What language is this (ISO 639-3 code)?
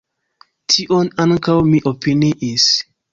epo